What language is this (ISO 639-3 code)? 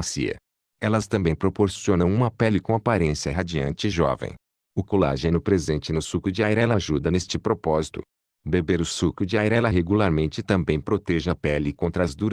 por